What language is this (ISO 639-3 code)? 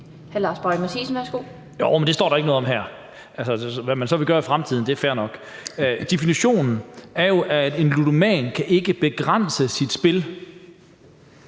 dan